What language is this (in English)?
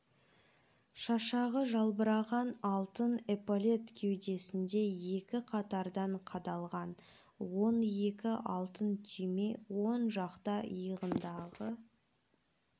Kazakh